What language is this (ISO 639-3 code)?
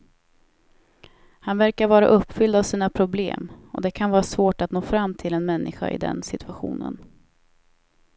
swe